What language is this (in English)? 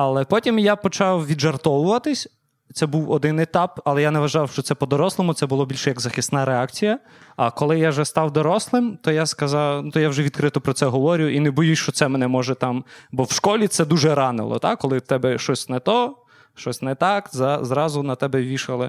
Ukrainian